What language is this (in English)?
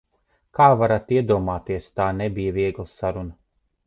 Latvian